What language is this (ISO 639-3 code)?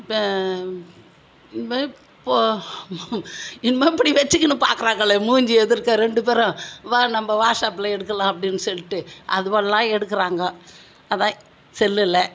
tam